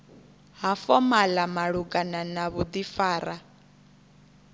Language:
Venda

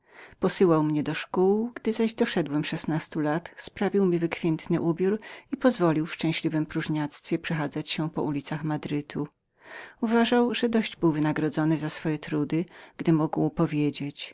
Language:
Polish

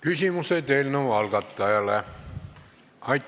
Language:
Estonian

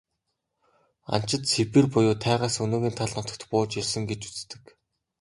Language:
Mongolian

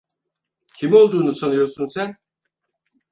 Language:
Turkish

